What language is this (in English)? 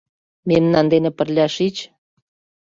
Mari